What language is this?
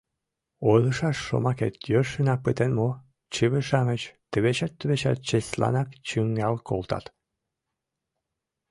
Mari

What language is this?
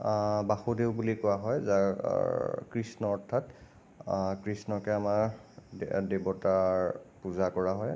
Assamese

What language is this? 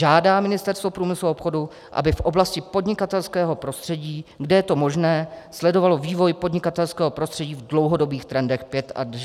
Czech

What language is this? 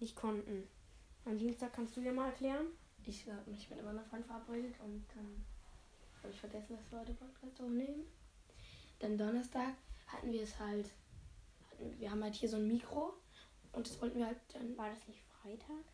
German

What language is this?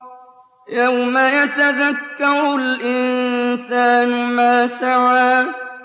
Arabic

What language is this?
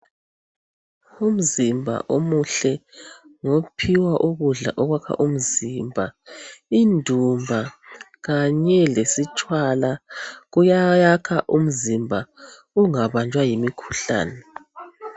North Ndebele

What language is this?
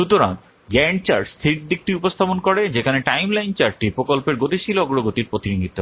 Bangla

